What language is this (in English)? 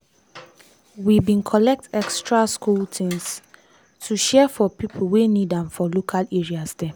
Nigerian Pidgin